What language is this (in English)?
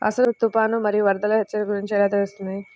Telugu